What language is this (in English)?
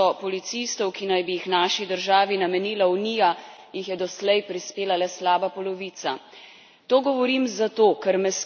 Slovenian